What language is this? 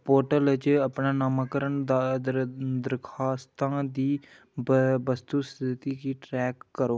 Dogri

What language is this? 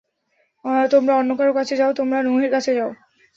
Bangla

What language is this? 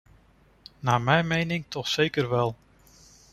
Dutch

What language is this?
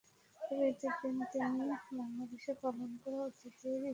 Bangla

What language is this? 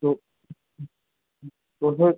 Sindhi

